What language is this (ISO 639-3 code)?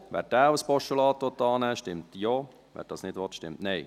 gsw